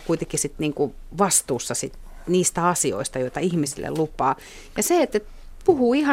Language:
Finnish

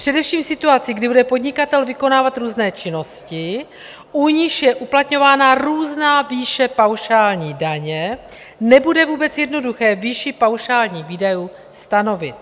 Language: Czech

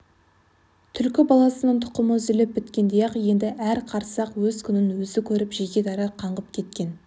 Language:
Kazakh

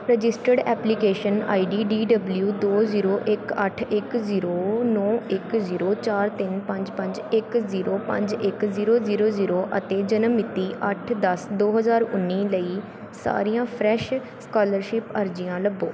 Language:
Punjabi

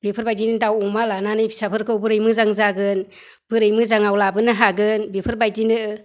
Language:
Bodo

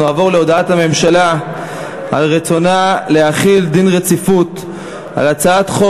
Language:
Hebrew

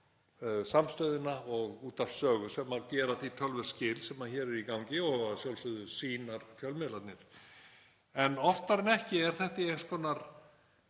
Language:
Icelandic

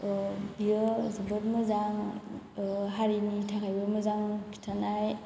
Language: Bodo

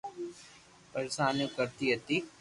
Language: Loarki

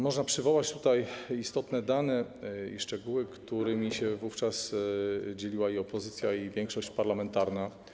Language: Polish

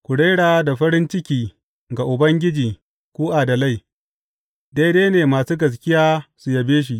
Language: Hausa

